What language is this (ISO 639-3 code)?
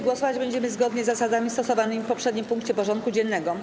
pol